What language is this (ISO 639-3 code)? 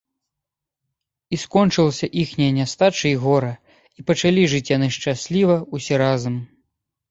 bel